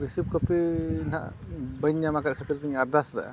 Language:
Santali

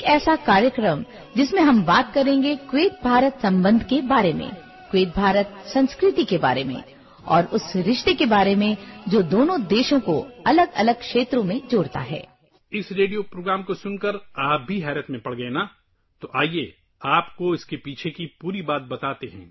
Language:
Urdu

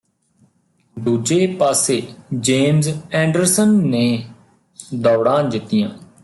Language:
Punjabi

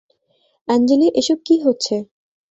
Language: Bangla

